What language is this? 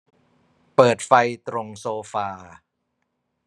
Thai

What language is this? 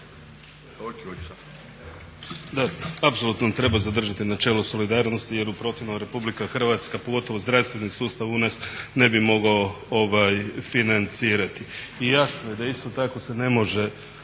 Croatian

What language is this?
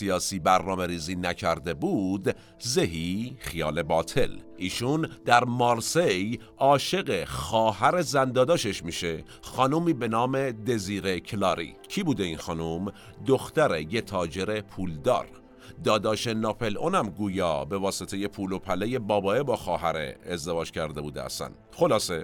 Persian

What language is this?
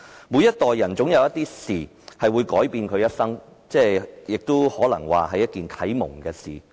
Cantonese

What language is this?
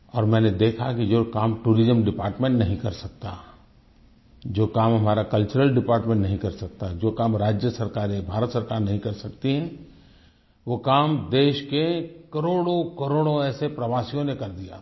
Hindi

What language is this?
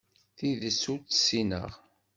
Kabyle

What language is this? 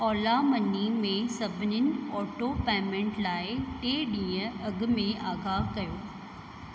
Sindhi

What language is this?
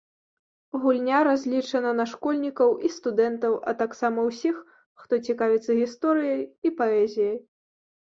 Belarusian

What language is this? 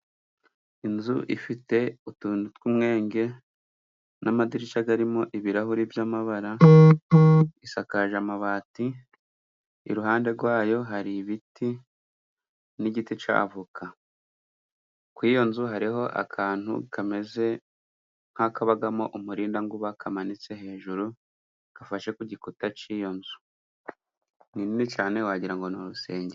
Kinyarwanda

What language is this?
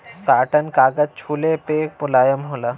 Bhojpuri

